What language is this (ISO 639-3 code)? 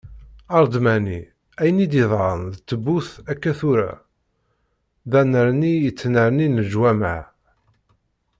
kab